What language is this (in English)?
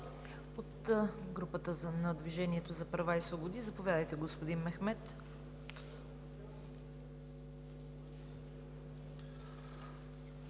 Bulgarian